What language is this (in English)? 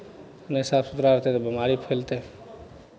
Maithili